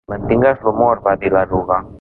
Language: Catalan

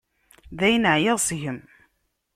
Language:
Kabyle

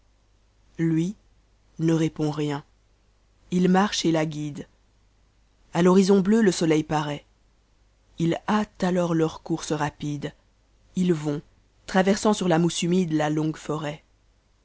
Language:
French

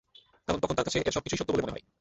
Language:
Bangla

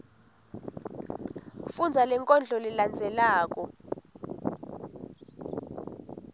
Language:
Swati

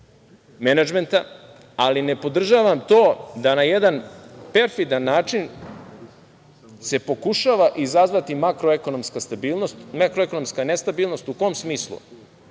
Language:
Serbian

